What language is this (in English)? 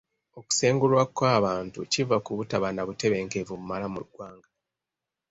Ganda